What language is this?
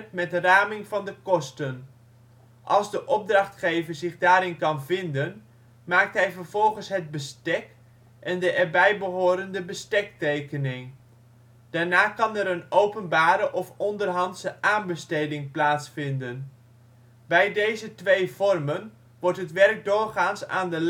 Dutch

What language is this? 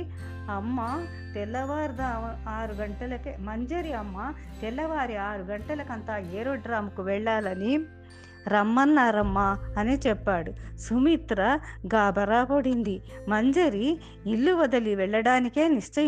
Telugu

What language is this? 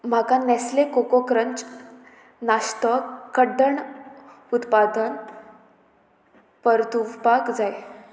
Konkani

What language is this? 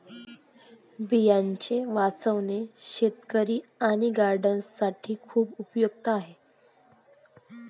Marathi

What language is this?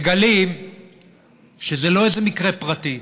Hebrew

